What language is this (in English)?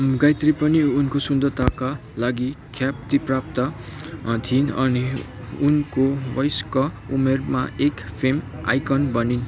Nepali